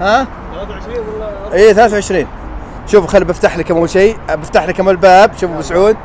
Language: Arabic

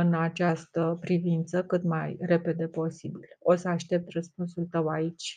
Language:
Romanian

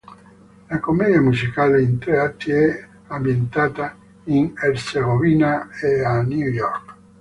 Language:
Italian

